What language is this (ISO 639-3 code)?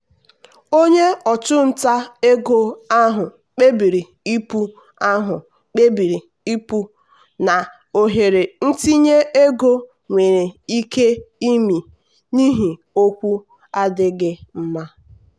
ibo